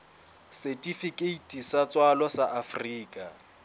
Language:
Southern Sotho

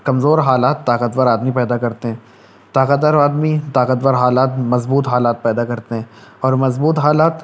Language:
Urdu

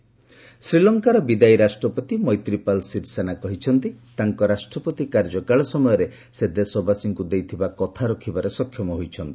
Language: Odia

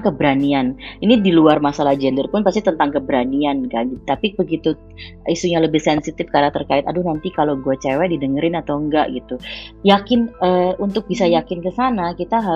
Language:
Indonesian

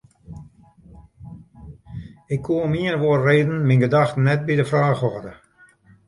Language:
Western Frisian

